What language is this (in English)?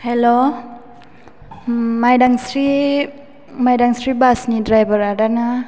Bodo